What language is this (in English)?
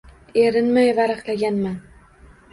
Uzbek